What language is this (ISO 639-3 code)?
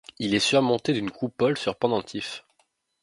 fra